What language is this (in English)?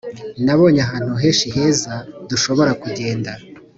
Kinyarwanda